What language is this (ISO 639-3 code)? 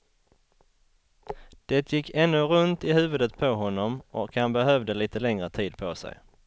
swe